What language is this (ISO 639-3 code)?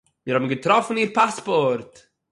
yid